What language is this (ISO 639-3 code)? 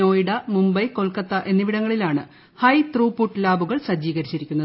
mal